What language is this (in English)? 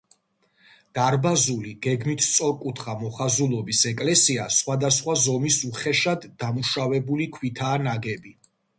Georgian